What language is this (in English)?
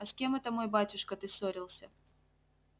Russian